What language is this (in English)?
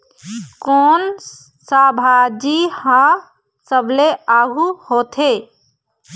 Chhattisgarhi